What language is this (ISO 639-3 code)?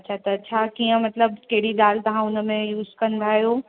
snd